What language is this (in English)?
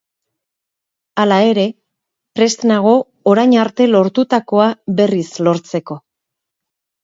Basque